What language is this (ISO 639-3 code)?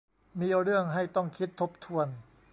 tha